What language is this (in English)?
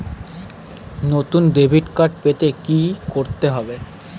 Bangla